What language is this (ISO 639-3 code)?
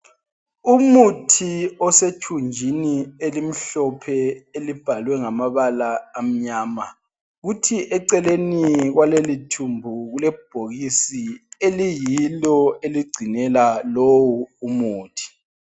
nde